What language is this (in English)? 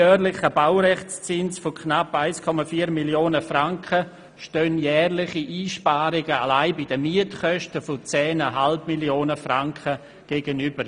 Swiss German